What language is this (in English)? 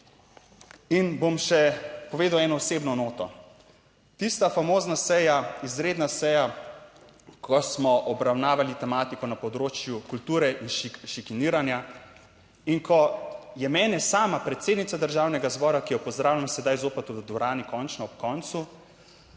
Slovenian